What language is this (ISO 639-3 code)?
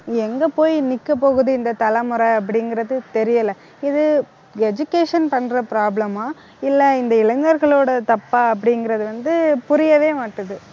tam